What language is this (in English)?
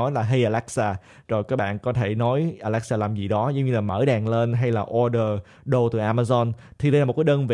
Vietnamese